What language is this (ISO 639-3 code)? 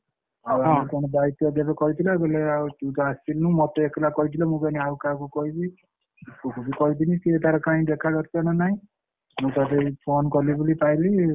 ori